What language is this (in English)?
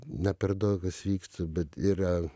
Lithuanian